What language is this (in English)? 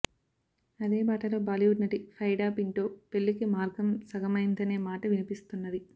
Telugu